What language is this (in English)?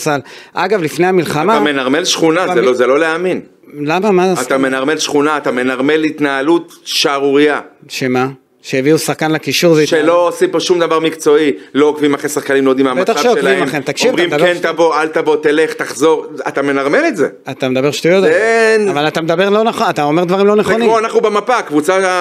Hebrew